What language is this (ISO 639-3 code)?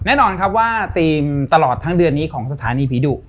tha